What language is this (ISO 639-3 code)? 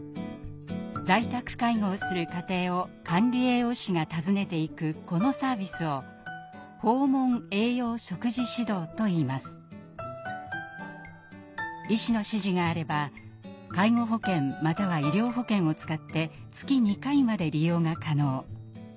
jpn